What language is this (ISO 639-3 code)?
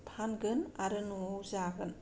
brx